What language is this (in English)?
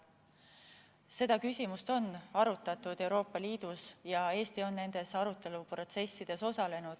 Estonian